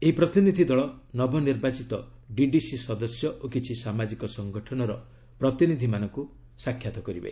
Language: Odia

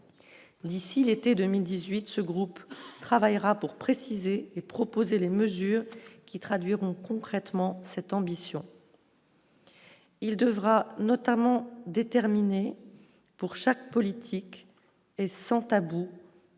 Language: French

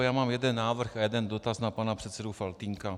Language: Czech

